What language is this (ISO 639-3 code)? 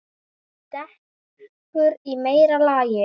isl